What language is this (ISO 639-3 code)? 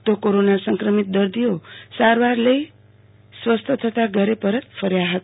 guj